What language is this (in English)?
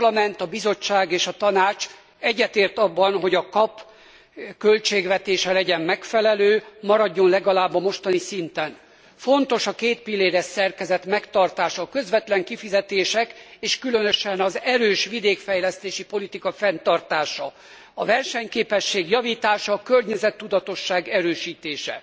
Hungarian